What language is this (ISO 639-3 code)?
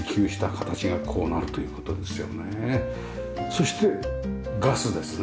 jpn